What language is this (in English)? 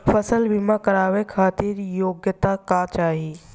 Bhojpuri